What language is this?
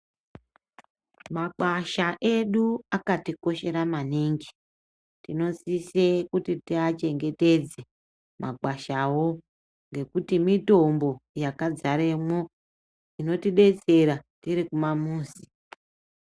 Ndau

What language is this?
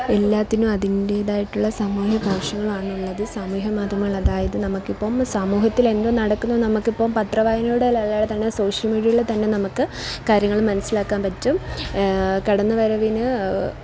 Malayalam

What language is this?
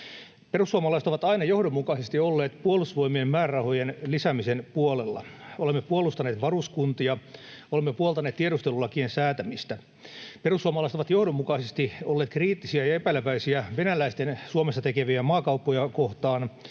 Finnish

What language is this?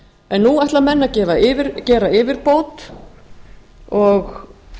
Icelandic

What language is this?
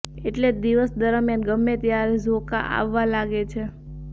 Gujarati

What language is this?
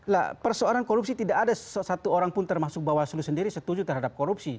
Indonesian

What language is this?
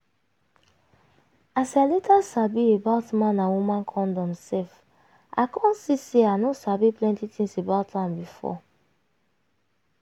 Nigerian Pidgin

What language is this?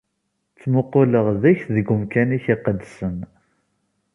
Kabyle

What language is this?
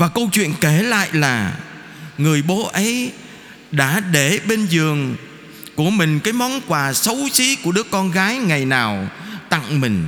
Vietnamese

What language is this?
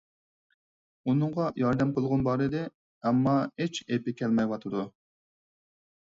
Uyghur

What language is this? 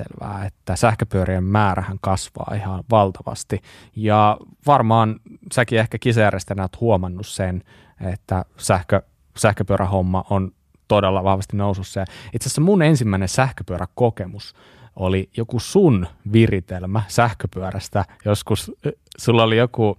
Finnish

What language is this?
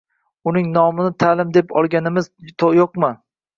Uzbek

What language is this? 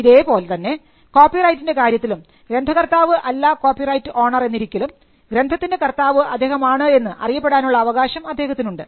Malayalam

